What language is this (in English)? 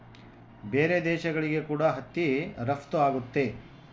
Kannada